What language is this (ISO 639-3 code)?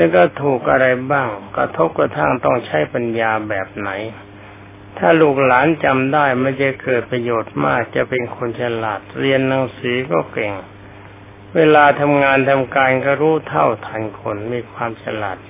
tha